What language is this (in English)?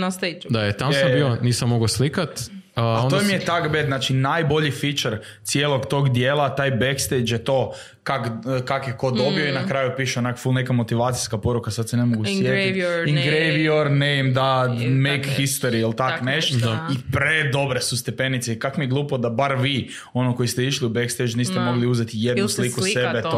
Croatian